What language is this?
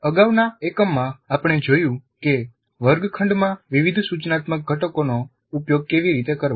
Gujarati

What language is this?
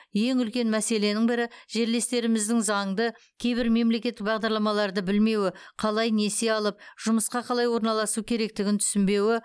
Kazakh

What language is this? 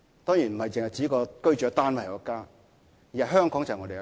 Cantonese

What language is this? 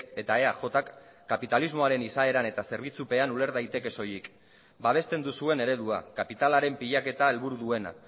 Basque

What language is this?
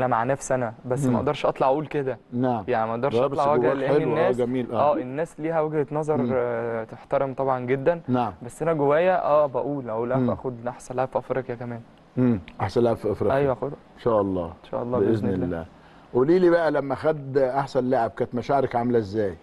Arabic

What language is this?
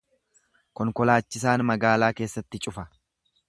Oromo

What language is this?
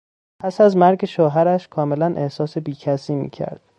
Persian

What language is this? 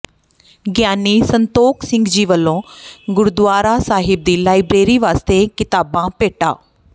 Punjabi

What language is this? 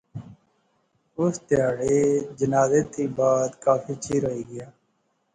Pahari-Potwari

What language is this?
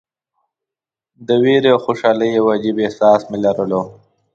Pashto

